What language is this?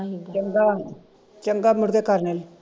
Punjabi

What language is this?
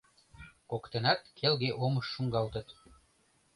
Mari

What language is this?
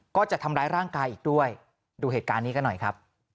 Thai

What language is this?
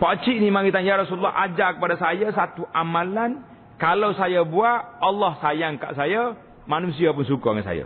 Malay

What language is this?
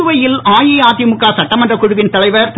Tamil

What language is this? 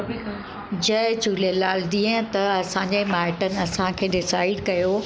Sindhi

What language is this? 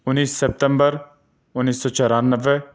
Urdu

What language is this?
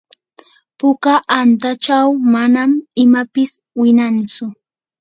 Yanahuanca Pasco Quechua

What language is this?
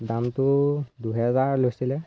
Assamese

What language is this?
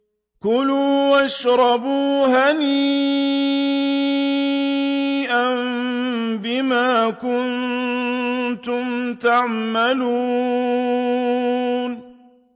Arabic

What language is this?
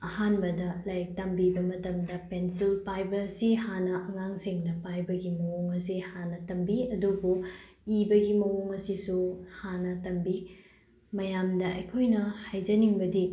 Manipuri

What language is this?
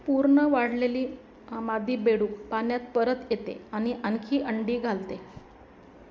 Marathi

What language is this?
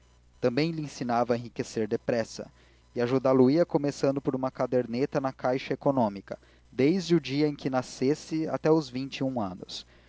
Portuguese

